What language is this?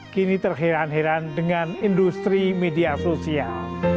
Indonesian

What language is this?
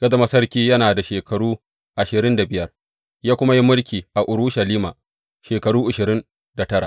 Hausa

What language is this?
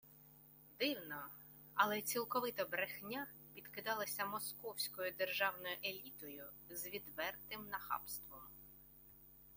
Ukrainian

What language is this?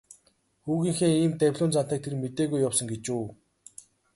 Mongolian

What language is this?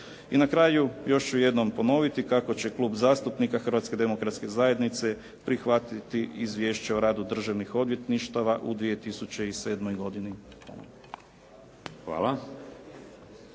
Croatian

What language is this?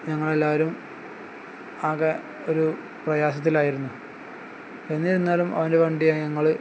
Malayalam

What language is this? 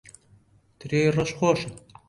Central Kurdish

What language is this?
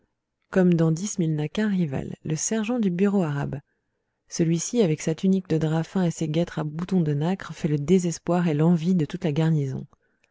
French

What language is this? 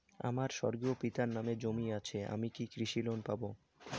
Bangla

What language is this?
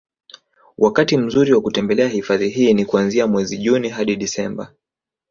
Swahili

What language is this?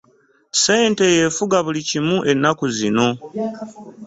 Ganda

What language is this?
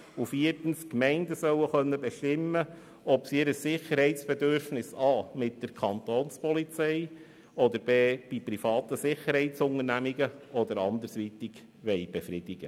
Swiss German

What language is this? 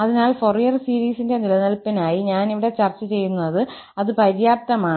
Malayalam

